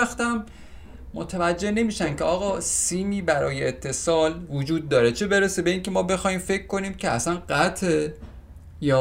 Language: Persian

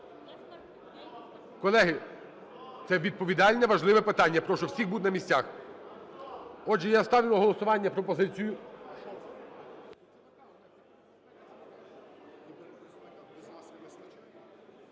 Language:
Ukrainian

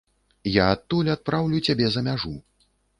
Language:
Belarusian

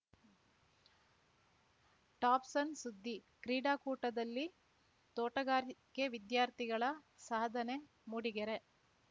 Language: Kannada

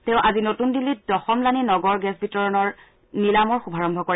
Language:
Assamese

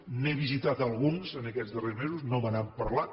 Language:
Catalan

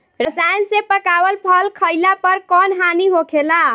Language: Bhojpuri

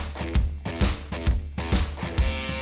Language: Indonesian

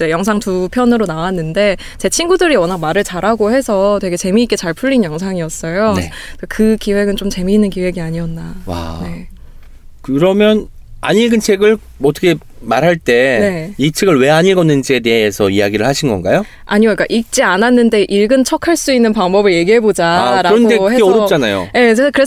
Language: Korean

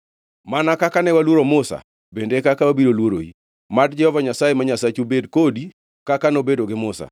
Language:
Luo (Kenya and Tanzania)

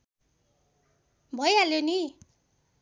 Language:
Nepali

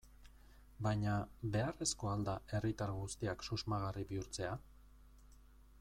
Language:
Basque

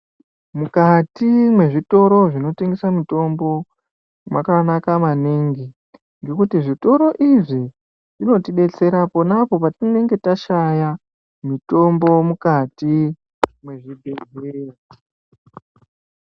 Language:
Ndau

